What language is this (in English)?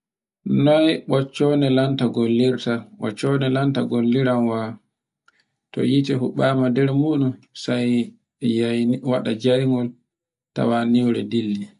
Borgu Fulfulde